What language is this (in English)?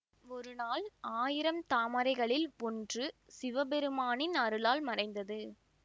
Tamil